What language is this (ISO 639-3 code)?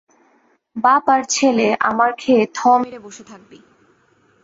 ben